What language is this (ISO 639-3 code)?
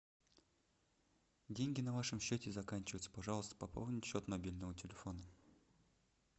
rus